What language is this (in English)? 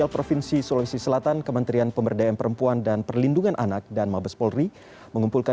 Indonesian